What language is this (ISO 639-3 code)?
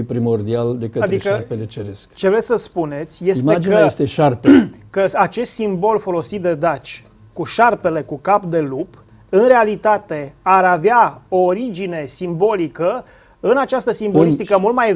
ron